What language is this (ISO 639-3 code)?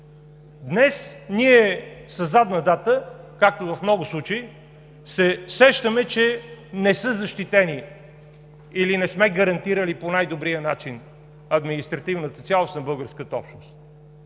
bul